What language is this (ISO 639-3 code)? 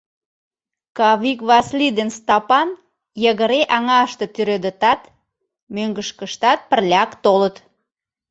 chm